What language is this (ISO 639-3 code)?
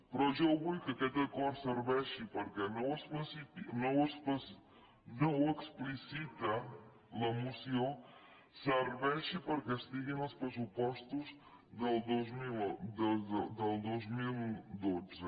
cat